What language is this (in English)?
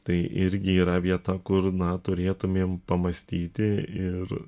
Lithuanian